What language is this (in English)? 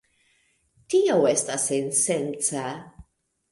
Esperanto